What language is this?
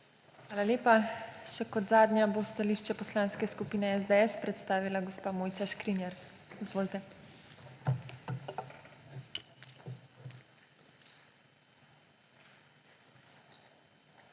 Slovenian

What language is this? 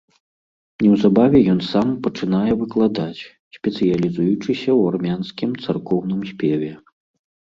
Belarusian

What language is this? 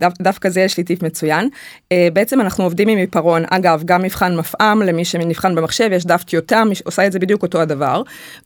Hebrew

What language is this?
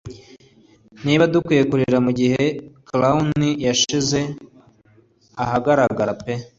Kinyarwanda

